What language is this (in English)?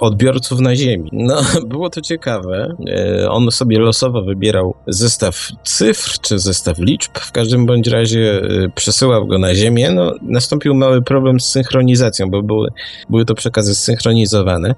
Polish